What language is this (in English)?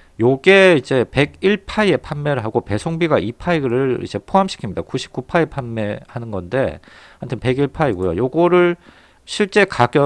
Korean